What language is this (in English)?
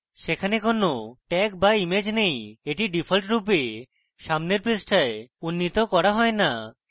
Bangla